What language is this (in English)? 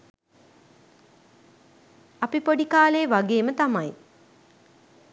Sinhala